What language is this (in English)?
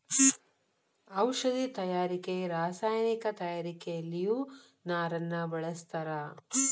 Kannada